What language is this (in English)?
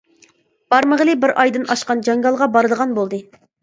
Uyghur